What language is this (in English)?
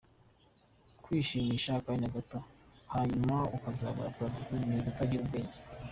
Kinyarwanda